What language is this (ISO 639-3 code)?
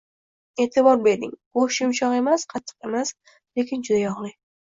uzb